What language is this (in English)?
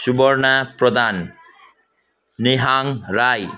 Nepali